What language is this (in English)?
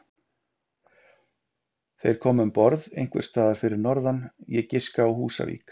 Icelandic